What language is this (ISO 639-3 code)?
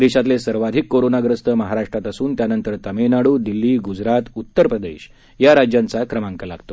mar